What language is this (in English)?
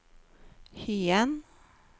Norwegian